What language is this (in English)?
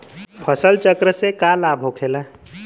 Bhojpuri